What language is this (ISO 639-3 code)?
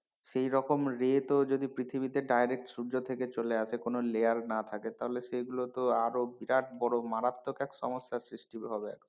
ben